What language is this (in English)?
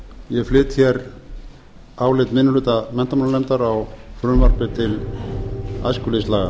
Icelandic